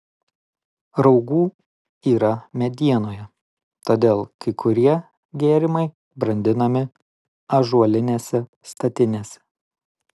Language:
Lithuanian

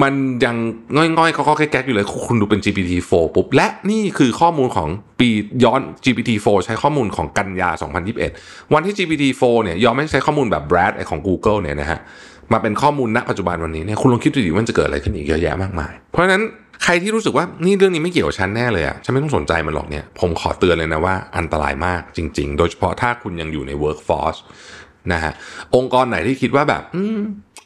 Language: Thai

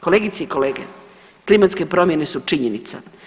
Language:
Croatian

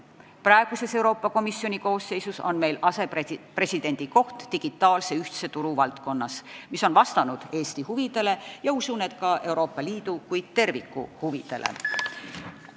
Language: Estonian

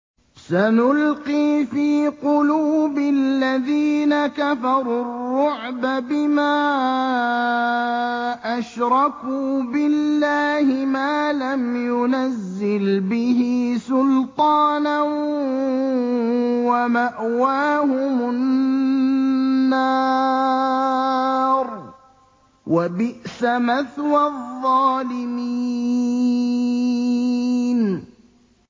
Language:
Arabic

